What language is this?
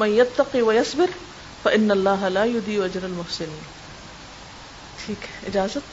Urdu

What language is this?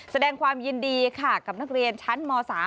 Thai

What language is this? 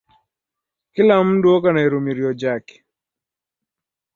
Taita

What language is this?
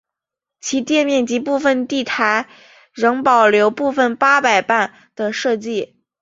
Chinese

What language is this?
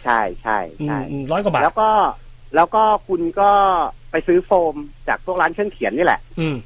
Thai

